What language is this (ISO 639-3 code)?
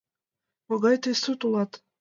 chm